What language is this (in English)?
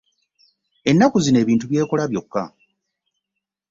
Ganda